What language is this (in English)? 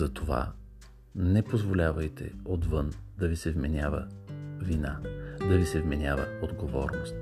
Bulgarian